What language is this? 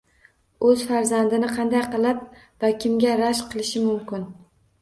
Uzbek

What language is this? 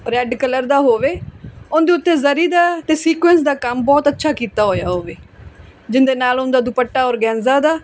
Punjabi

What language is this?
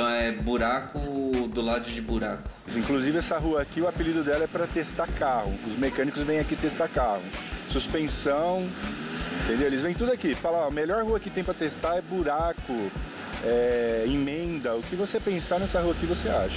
Portuguese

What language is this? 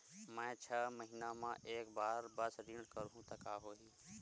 Chhattisgarhi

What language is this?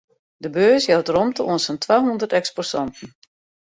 Western Frisian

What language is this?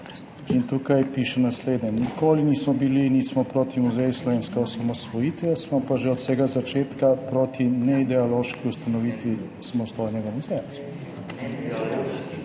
Slovenian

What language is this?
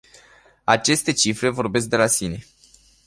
Romanian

